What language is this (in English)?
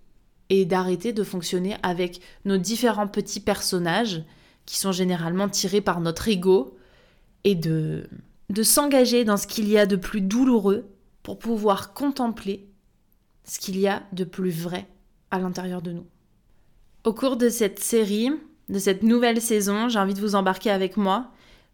French